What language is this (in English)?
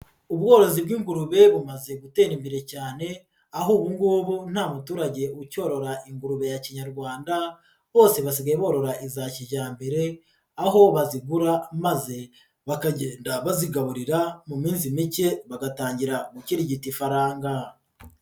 Kinyarwanda